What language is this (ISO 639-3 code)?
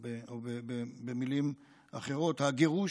heb